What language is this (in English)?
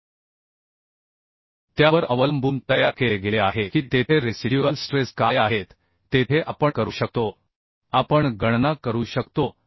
Marathi